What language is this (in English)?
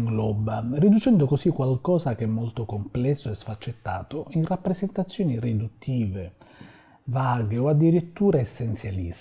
Italian